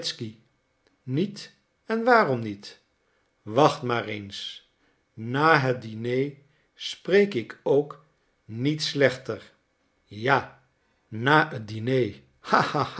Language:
Dutch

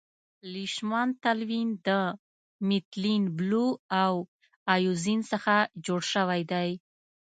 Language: Pashto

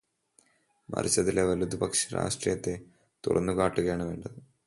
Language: Malayalam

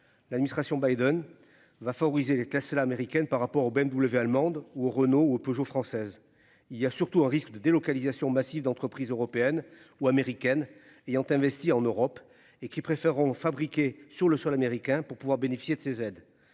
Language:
French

